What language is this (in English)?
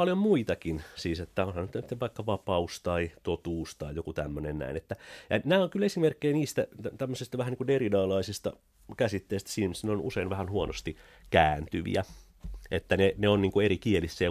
Finnish